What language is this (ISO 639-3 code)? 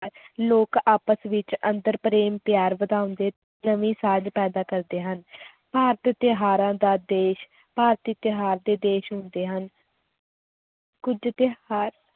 pan